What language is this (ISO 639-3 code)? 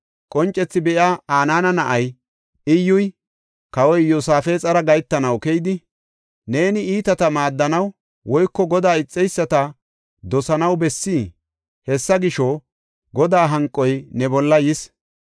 gof